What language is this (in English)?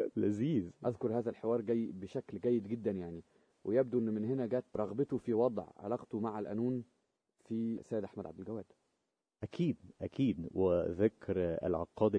Arabic